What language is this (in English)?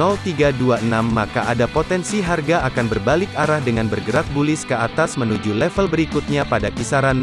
Indonesian